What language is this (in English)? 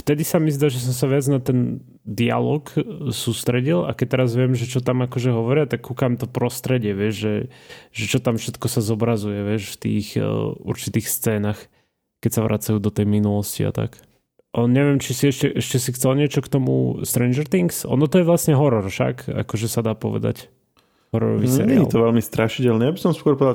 Slovak